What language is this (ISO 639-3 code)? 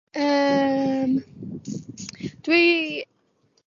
cym